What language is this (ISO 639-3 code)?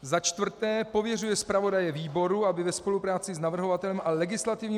ces